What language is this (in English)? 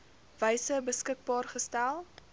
Afrikaans